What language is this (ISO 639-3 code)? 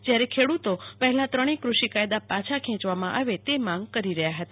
guj